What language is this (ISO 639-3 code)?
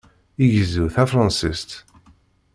kab